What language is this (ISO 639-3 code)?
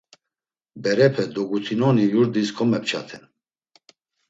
lzz